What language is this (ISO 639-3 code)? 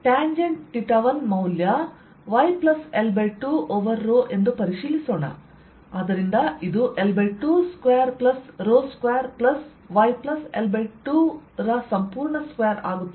kan